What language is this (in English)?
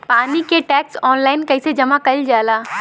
Bhojpuri